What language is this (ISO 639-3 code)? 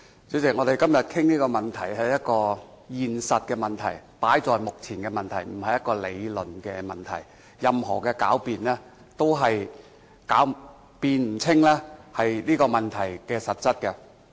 yue